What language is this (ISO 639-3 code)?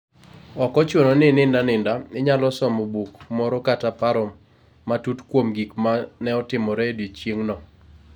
luo